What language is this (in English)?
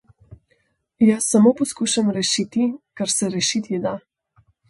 Slovenian